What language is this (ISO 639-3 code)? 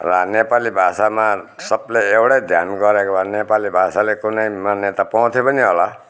nep